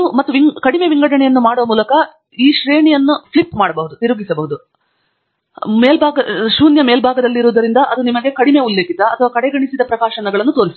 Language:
Kannada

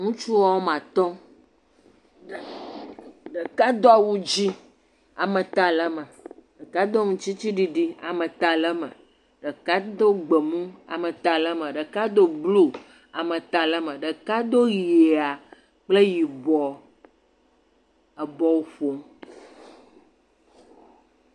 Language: Ewe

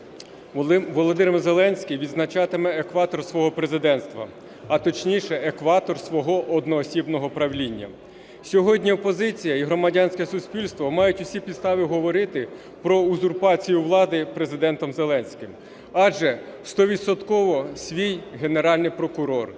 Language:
Ukrainian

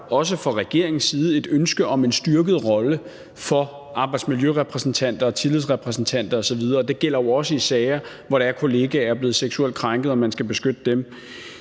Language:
Danish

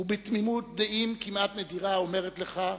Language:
Hebrew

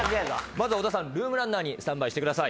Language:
Japanese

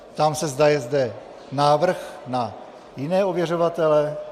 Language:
Czech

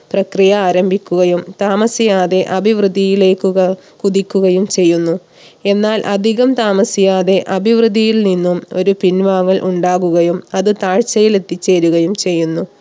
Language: Malayalam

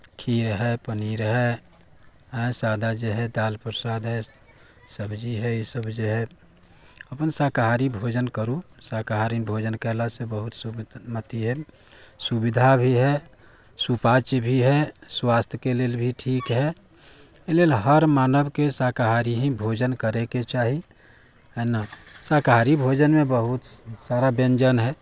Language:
Maithili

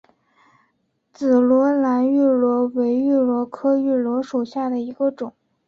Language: Chinese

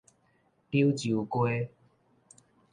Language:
Min Nan Chinese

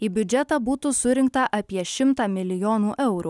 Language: Lithuanian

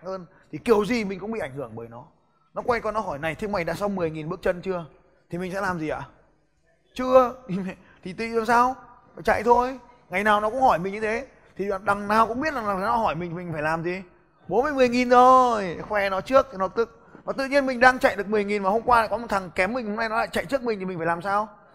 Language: Vietnamese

